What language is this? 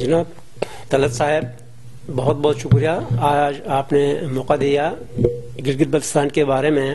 Hindi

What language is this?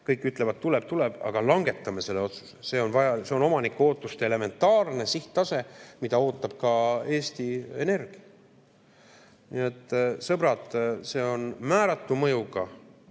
Estonian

